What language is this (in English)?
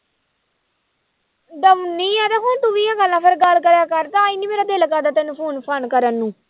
Punjabi